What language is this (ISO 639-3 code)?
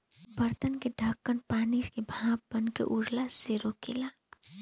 bho